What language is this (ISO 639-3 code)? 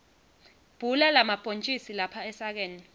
ssw